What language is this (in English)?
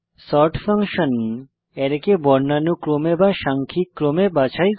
Bangla